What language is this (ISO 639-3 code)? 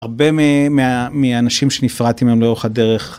heb